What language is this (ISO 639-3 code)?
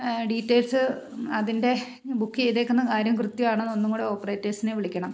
mal